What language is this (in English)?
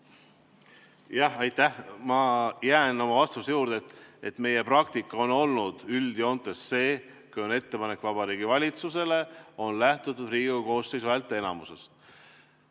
Estonian